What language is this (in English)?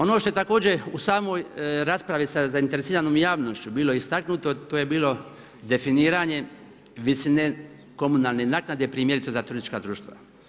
Croatian